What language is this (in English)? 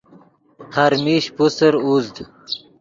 Yidgha